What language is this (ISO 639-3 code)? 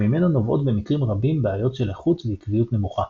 heb